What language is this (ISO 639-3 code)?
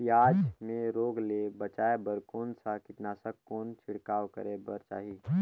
hne